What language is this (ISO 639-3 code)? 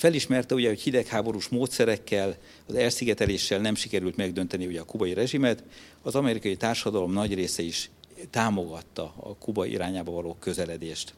hun